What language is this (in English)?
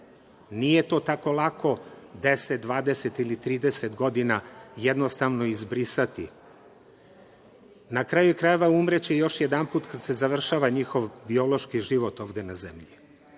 Serbian